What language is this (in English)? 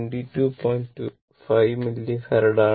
Malayalam